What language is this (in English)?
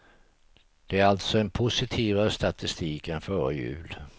Swedish